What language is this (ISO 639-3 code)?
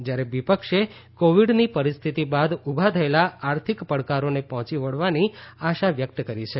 guj